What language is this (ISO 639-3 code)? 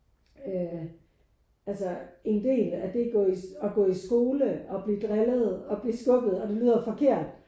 dan